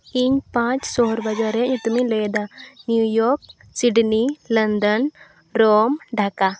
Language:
Santali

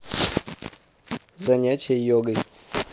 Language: Russian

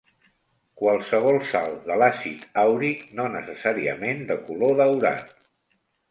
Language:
Catalan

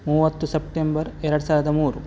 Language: Kannada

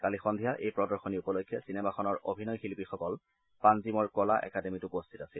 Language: Assamese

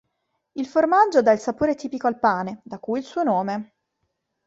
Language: Italian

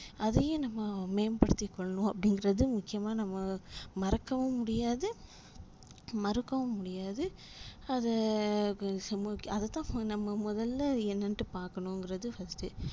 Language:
Tamil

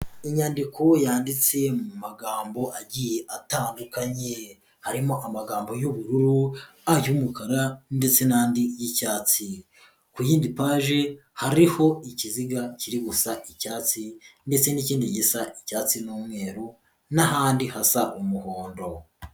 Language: Kinyarwanda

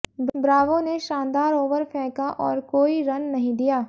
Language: Hindi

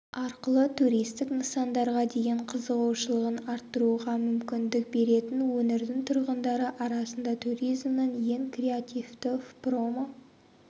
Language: Kazakh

